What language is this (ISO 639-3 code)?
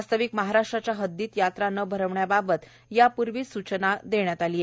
mar